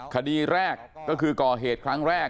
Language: Thai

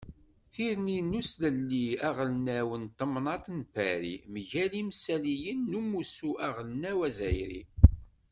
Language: Kabyle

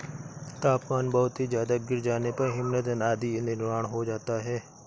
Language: Hindi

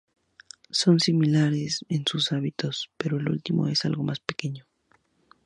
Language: Spanish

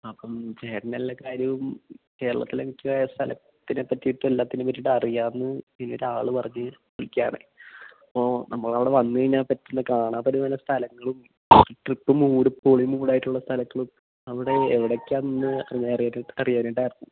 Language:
Malayalam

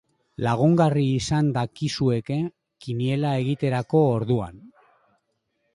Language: Basque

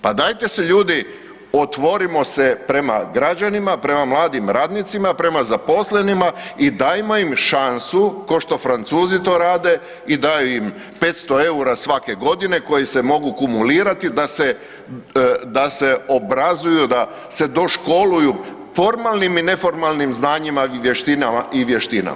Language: Croatian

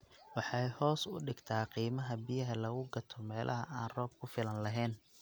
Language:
Somali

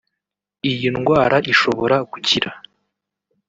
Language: Kinyarwanda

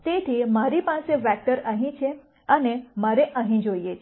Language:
Gujarati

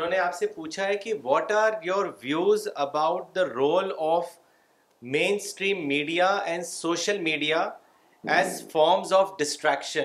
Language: Urdu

